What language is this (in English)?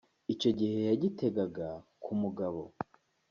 Kinyarwanda